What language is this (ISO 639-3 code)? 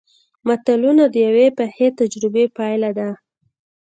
pus